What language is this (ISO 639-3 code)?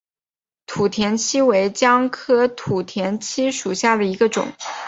zho